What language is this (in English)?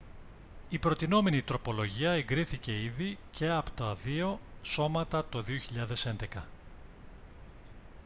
Greek